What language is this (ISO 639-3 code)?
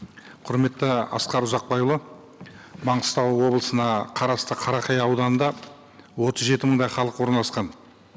kaz